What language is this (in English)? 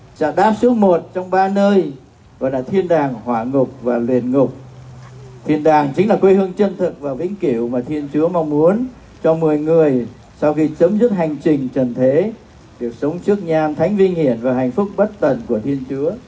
Vietnamese